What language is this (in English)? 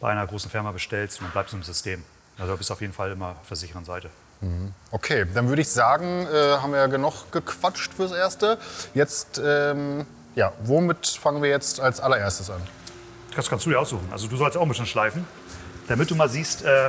German